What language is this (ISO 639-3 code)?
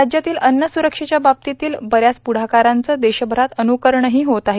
mar